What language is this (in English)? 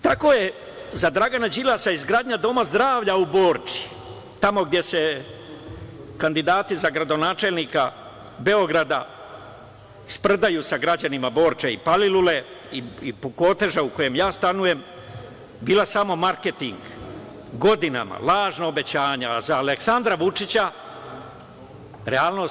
Serbian